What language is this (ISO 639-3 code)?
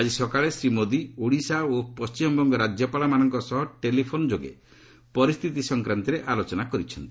ori